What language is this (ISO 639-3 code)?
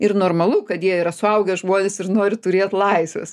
lit